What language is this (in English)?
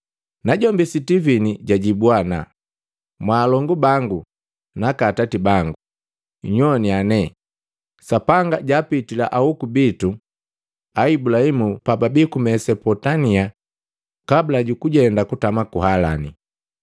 Matengo